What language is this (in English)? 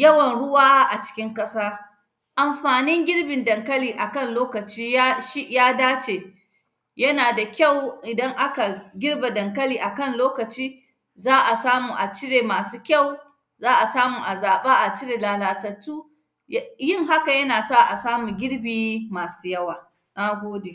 Hausa